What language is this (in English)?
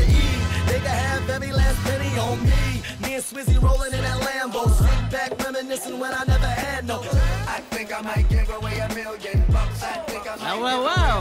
English